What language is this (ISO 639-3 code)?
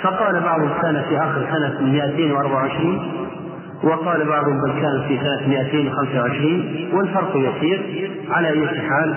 ara